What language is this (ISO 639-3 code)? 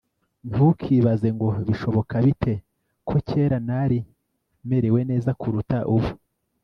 kin